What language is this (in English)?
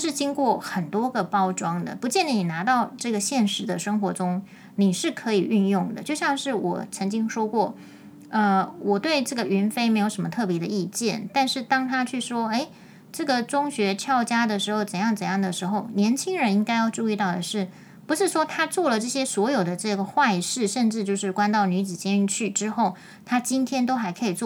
Chinese